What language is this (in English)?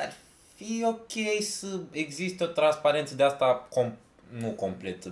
Romanian